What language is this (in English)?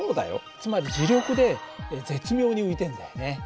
Japanese